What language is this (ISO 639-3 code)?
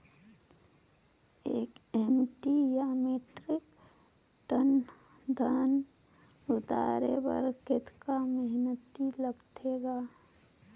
hne